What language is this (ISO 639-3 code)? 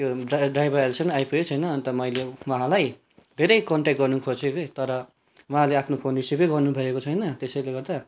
nep